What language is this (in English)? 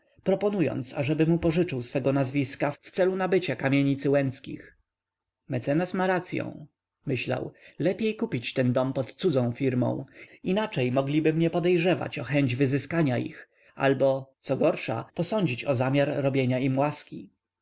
Polish